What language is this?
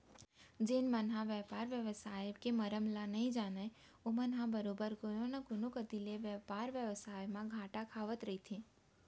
Chhattisgarhi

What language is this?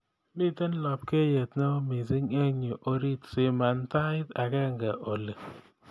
Kalenjin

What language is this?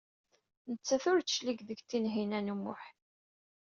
Kabyle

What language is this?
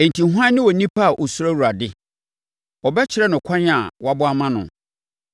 Akan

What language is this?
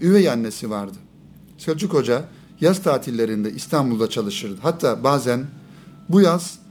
Turkish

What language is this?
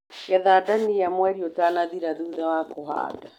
Kikuyu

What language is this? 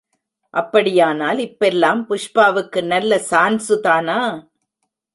Tamil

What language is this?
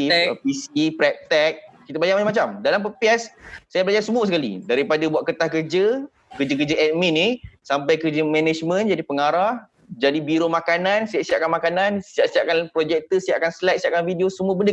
Malay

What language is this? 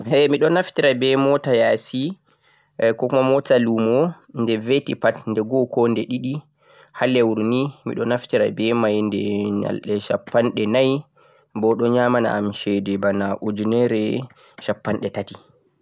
Central-Eastern Niger Fulfulde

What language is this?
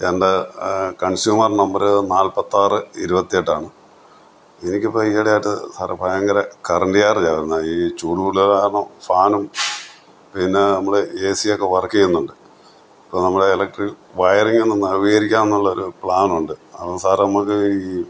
Malayalam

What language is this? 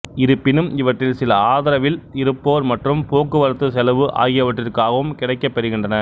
Tamil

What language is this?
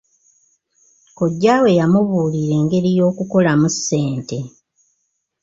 Ganda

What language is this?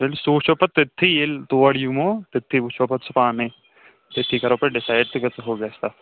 Kashmiri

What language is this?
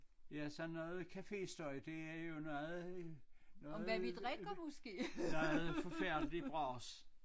Danish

